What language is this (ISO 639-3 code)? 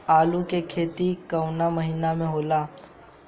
bho